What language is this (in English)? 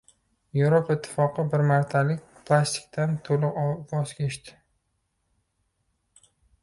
Uzbek